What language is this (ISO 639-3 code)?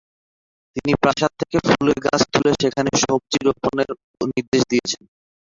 ben